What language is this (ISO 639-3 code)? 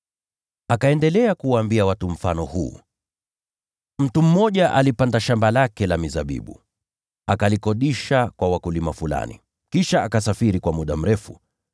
swa